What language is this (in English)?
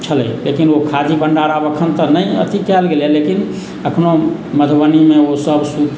Maithili